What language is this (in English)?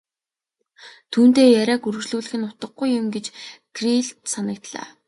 Mongolian